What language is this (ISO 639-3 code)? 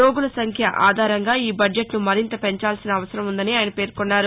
tel